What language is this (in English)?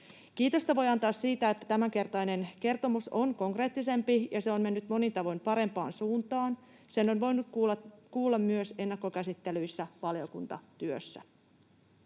Finnish